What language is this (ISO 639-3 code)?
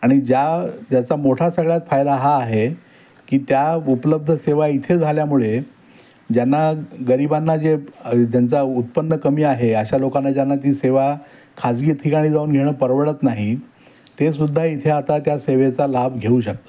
mar